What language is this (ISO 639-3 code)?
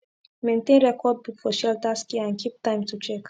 pcm